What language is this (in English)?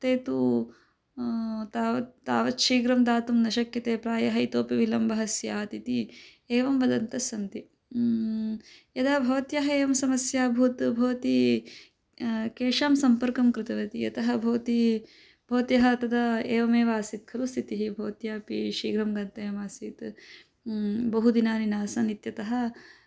Sanskrit